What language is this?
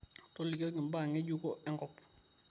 Masai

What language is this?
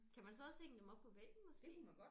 Danish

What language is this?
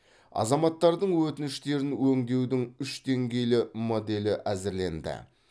Kazakh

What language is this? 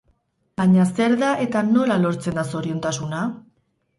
Basque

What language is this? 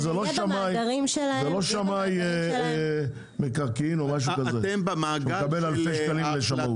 Hebrew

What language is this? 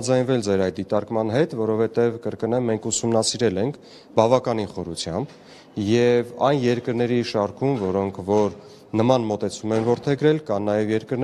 Romanian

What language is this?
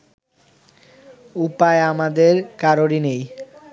Bangla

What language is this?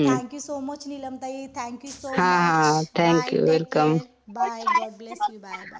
Marathi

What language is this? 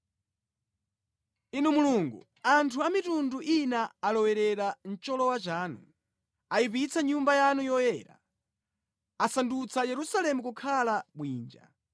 Nyanja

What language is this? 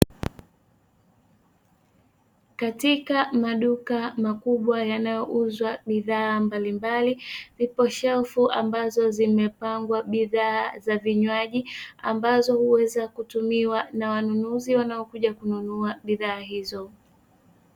Swahili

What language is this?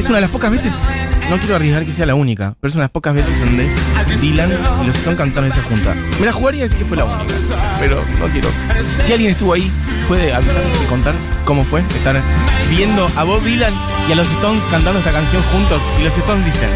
Spanish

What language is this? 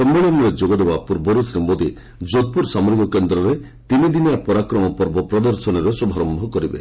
Odia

